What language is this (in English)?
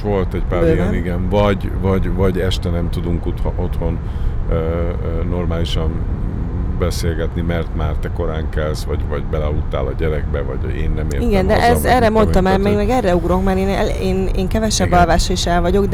Hungarian